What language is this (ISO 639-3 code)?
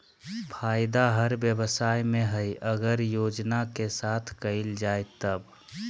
mag